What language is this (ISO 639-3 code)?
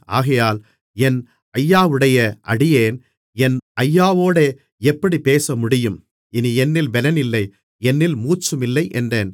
tam